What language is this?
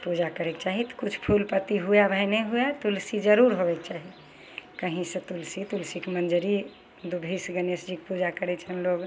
Maithili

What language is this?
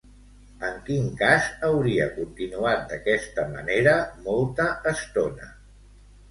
Catalan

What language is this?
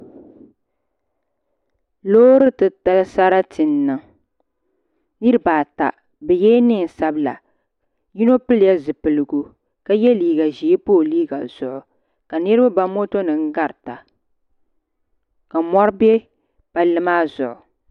Dagbani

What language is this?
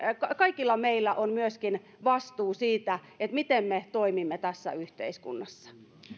Finnish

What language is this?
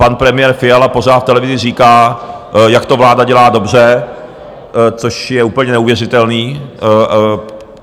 Czech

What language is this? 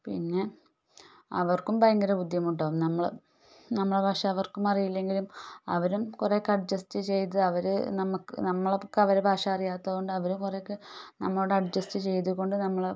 Malayalam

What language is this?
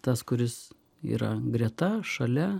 Lithuanian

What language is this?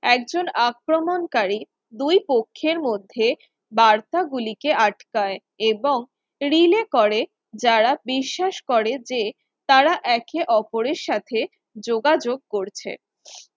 Bangla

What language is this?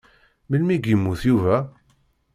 Kabyle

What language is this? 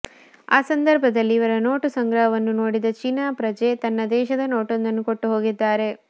Kannada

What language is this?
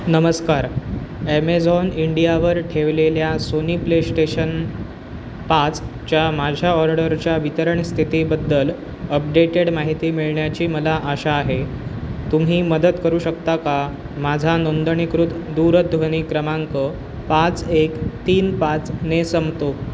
Marathi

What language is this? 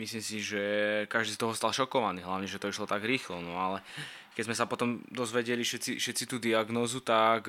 Slovak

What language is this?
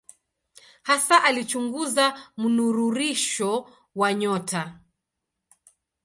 Swahili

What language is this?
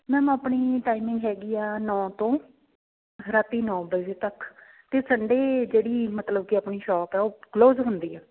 Punjabi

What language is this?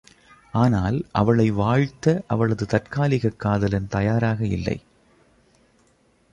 Tamil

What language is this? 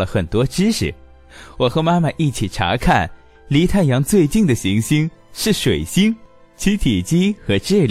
Chinese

